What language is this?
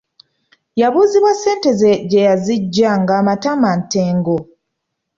Ganda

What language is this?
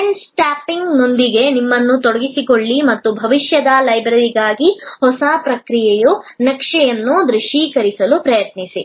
Kannada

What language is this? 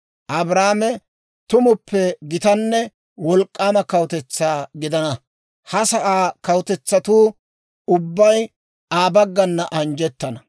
Dawro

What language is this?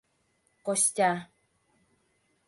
Mari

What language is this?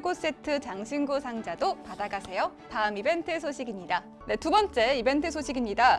Korean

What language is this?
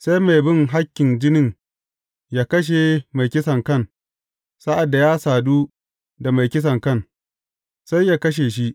Hausa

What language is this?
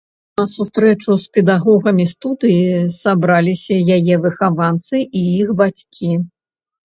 Belarusian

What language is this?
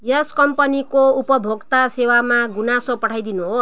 Nepali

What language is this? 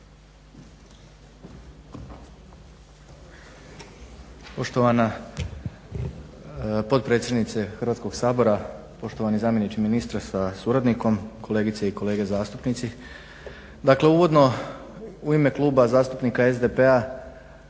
Croatian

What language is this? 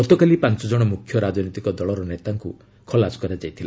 Odia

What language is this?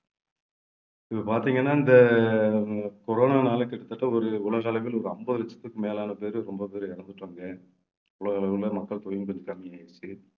Tamil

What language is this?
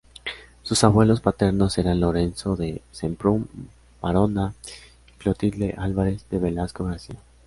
Spanish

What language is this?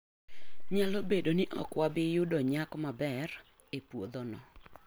Luo (Kenya and Tanzania)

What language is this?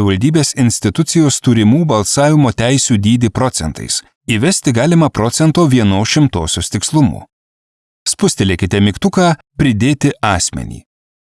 Lithuanian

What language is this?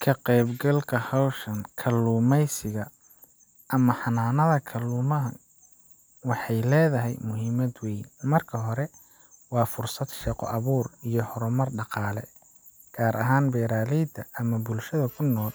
Somali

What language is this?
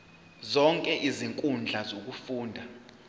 Zulu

